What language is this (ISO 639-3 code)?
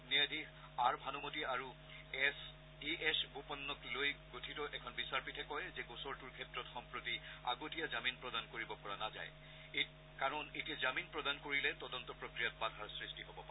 asm